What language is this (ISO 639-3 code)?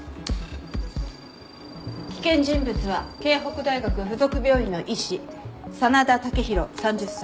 jpn